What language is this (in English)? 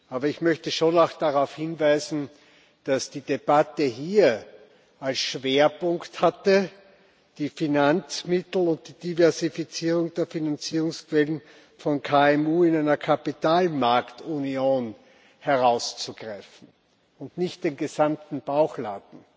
German